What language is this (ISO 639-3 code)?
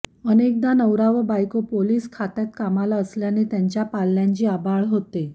mar